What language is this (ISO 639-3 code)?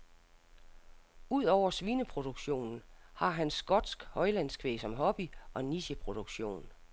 dan